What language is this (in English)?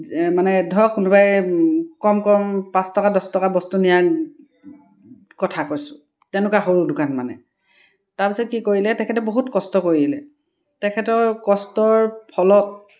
Assamese